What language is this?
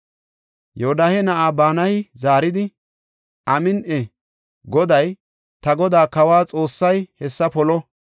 Gofa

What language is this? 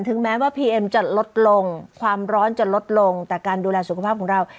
Thai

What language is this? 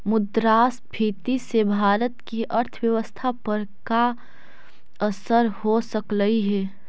Magahi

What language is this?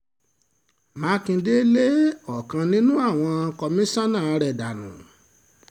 Yoruba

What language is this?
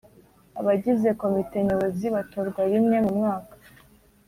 Kinyarwanda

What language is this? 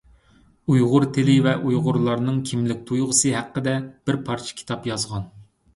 Uyghur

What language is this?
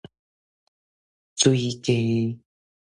Min Nan Chinese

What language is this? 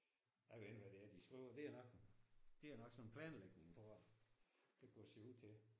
Danish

